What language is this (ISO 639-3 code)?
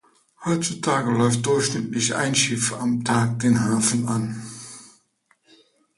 deu